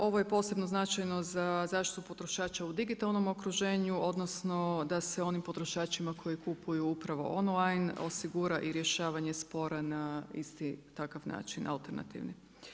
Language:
Croatian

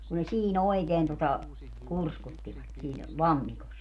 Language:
Finnish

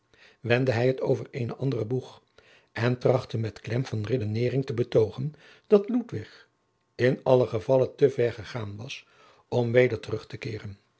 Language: Dutch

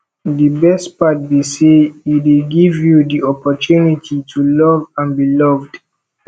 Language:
Nigerian Pidgin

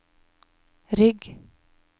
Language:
Norwegian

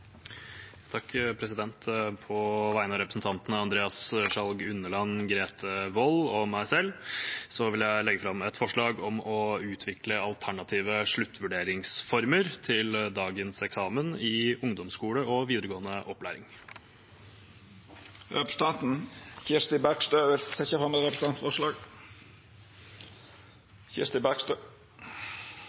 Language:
Norwegian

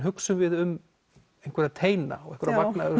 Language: Icelandic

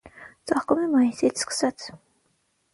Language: Armenian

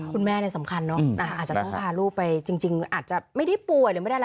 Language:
Thai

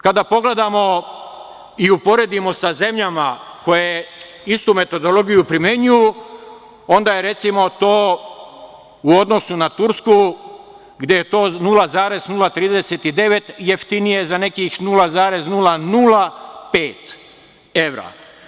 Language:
Serbian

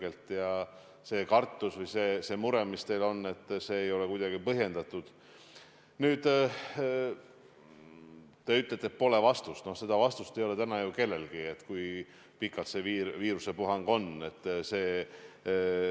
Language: Estonian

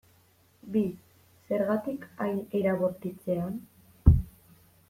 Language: Basque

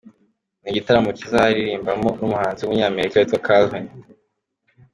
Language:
Kinyarwanda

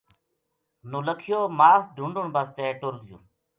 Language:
Gujari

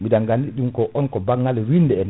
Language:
Fula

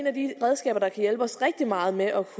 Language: Danish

